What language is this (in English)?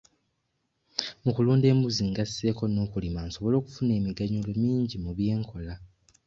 Ganda